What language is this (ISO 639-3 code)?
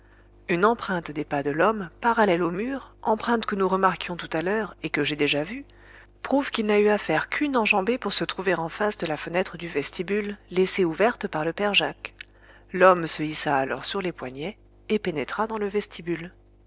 fra